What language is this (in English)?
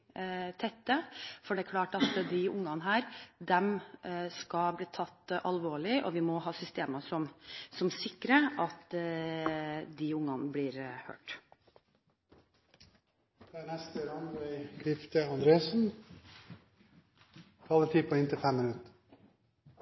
Norwegian Bokmål